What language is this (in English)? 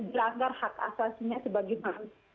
Indonesian